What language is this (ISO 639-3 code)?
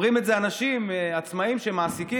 heb